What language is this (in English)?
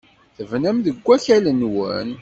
Kabyle